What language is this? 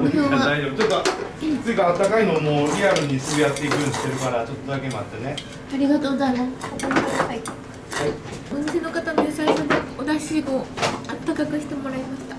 Japanese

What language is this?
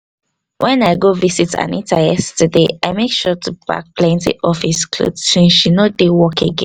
Nigerian Pidgin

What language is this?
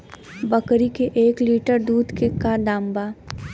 Bhojpuri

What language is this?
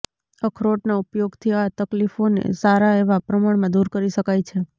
Gujarati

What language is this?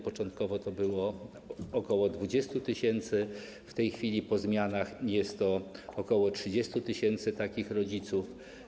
Polish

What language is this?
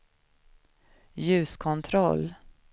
Swedish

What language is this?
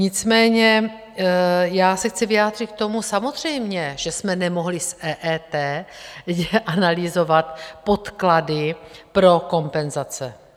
Czech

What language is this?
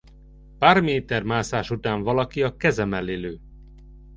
Hungarian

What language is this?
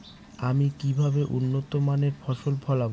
Bangla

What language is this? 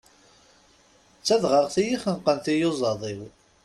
Kabyle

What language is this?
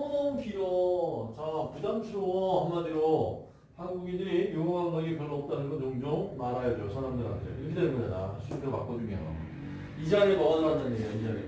Korean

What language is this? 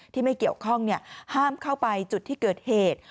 Thai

